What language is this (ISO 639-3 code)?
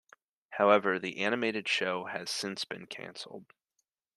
eng